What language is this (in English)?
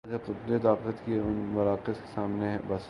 Urdu